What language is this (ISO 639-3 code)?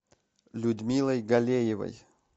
rus